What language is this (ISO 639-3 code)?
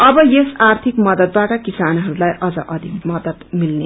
nep